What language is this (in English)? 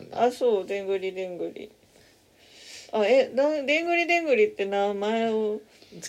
Japanese